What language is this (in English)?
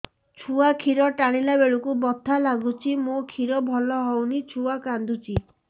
Odia